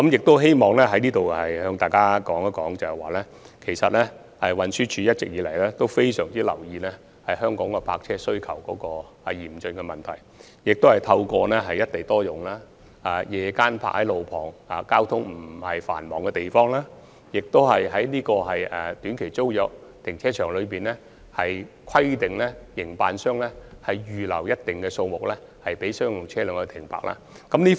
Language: Cantonese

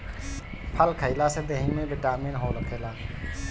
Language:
Bhojpuri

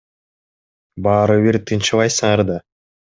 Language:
Kyrgyz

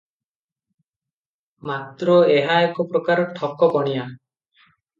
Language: Odia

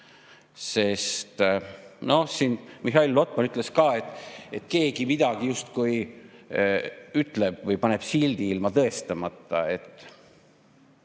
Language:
Estonian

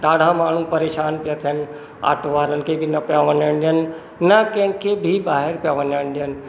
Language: Sindhi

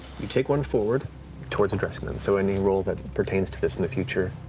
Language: English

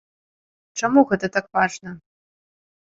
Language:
Belarusian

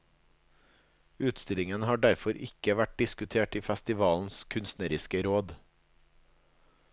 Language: Norwegian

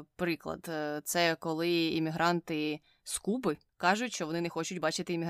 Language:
Ukrainian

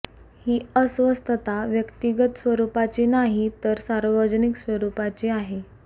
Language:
Marathi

